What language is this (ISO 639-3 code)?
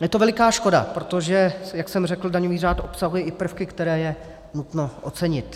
ces